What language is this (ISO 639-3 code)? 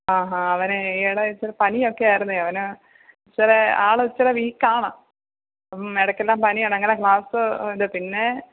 mal